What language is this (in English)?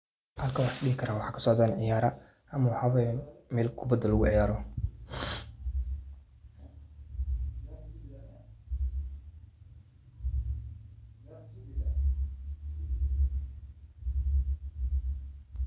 Somali